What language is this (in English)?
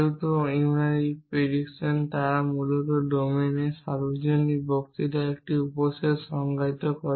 Bangla